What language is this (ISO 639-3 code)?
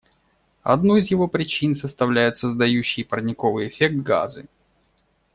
rus